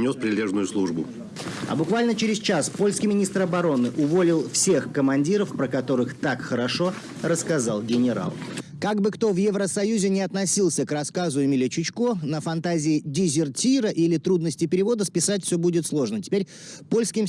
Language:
Russian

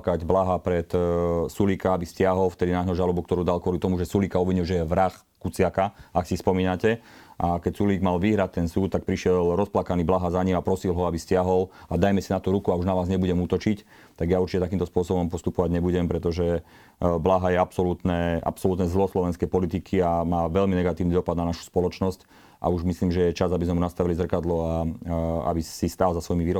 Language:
Slovak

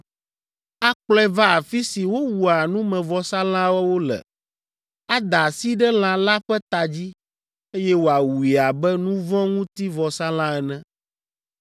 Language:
Ewe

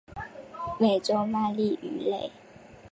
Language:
Chinese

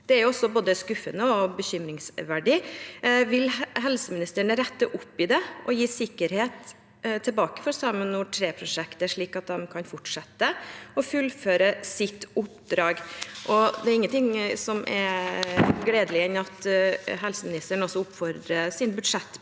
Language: Norwegian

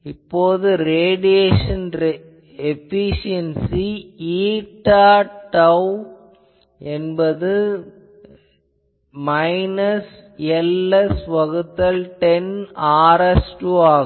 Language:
Tamil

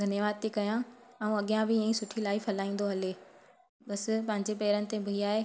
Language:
Sindhi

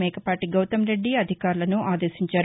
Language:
Telugu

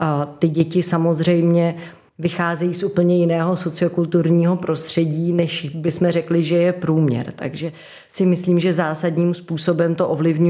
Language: Czech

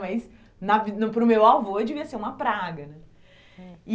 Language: Portuguese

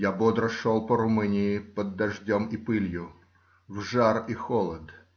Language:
Russian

